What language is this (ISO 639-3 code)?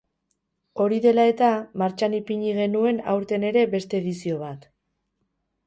eus